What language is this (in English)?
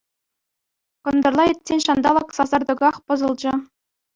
Chuvash